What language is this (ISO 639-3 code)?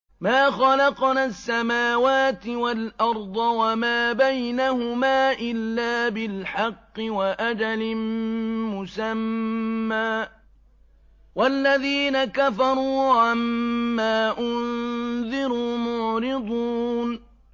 ara